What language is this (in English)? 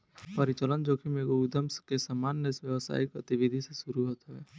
Bhojpuri